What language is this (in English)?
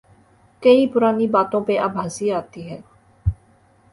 Urdu